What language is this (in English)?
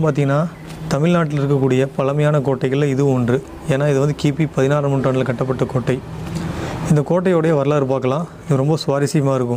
Tamil